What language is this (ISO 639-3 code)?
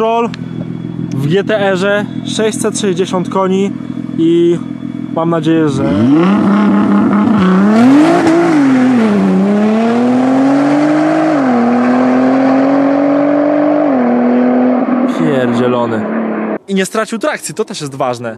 pol